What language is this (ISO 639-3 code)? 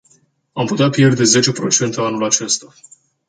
ron